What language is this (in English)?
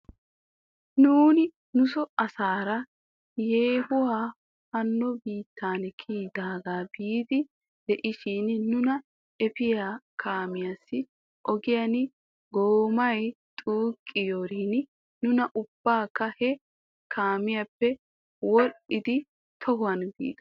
Wolaytta